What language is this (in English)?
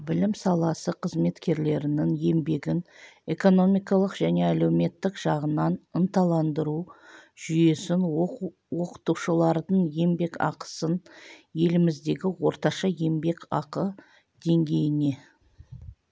Kazakh